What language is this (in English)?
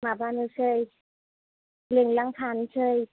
Bodo